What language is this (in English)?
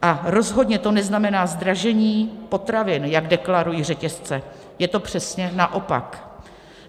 Czech